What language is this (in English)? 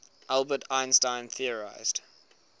English